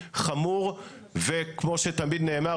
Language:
Hebrew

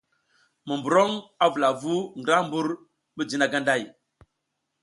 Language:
South Giziga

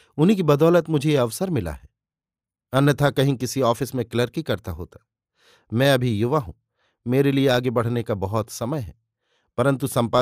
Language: Hindi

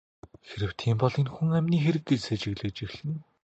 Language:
Mongolian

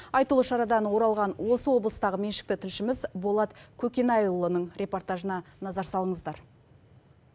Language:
Kazakh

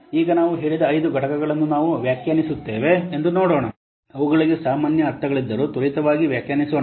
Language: Kannada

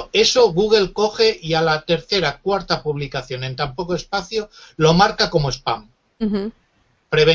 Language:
Spanish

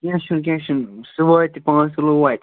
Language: Kashmiri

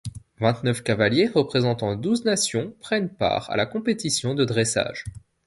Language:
French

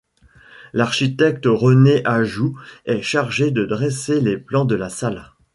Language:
French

